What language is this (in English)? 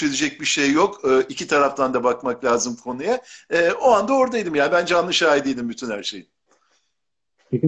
Turkish